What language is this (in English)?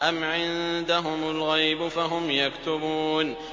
Arabic